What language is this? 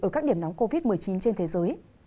Vietnamese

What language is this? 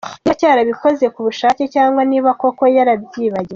Kinyarwanda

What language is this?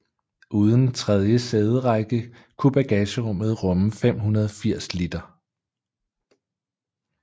Danish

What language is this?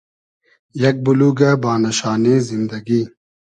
Hazaragi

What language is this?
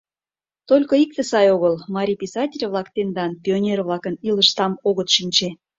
Mari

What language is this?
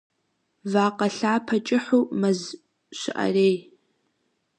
Kabardian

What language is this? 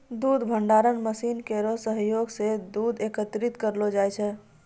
Maithili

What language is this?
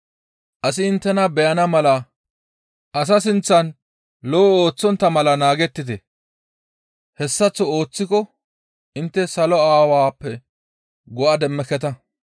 Gamo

